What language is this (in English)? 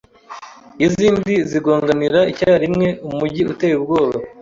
Kinyarwanda